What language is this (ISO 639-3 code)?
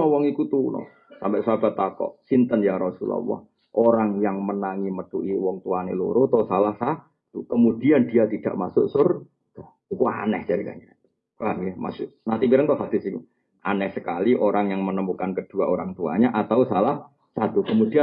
ind